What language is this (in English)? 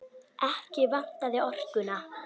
Icelandic